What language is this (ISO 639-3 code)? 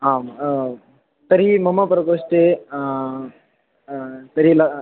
san